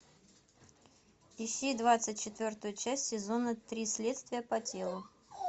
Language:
Russian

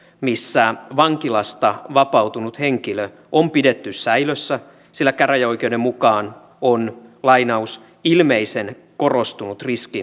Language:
Finnish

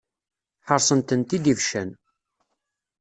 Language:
Kabyle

